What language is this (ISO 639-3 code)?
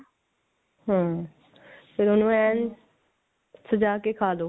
pan